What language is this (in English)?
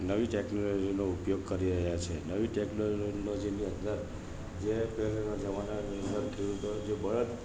Gujarati